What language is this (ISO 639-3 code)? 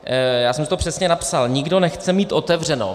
ces